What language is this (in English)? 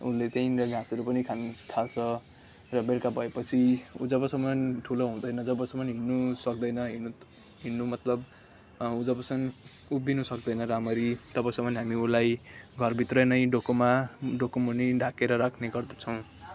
Nepali